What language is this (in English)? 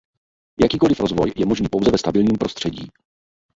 Czech